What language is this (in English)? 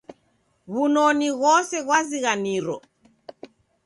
Taita